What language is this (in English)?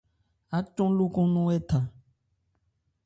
Ebrié